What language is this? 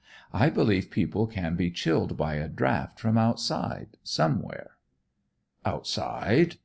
English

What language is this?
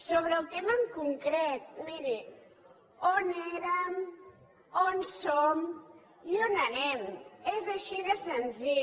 Catalan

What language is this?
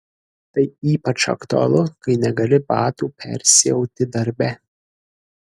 Lithuanian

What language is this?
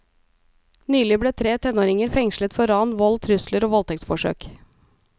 Norwegian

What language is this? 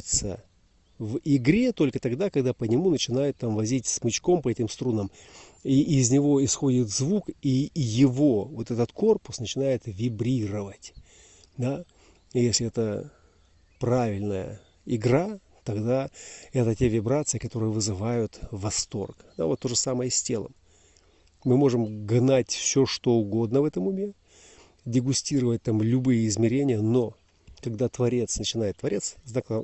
Russian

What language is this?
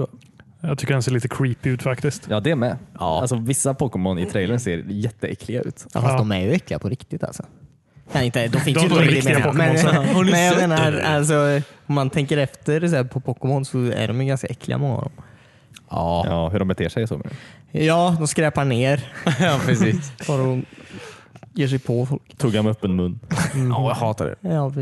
Swedish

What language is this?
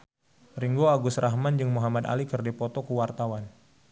Sundanese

